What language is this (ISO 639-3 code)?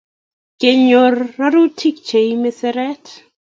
kln